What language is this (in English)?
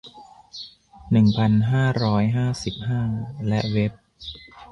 Thai